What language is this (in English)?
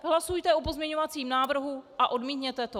Czech